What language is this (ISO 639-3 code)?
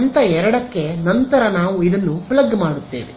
kan